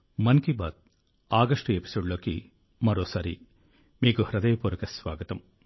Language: Telugu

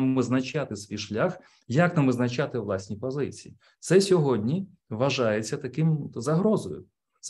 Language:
Ukrainian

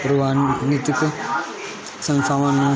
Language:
Punjabi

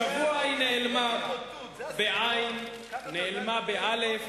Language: Hebrew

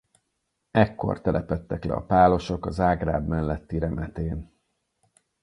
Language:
Hungarian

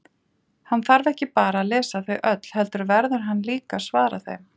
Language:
Icelandic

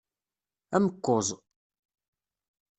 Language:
Kabyle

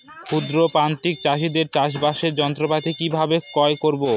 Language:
Bangla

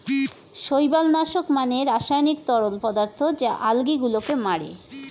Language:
Bangla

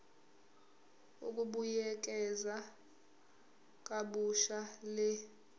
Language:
Zulu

